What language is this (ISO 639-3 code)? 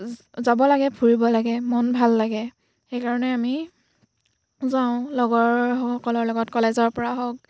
asm